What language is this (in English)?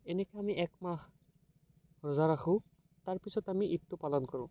Assamese